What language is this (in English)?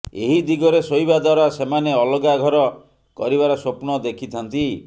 Odia